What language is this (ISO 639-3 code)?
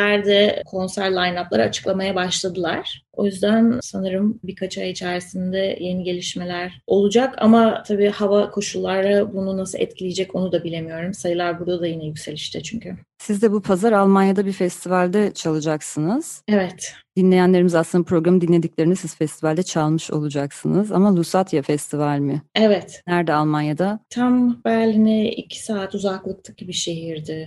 tur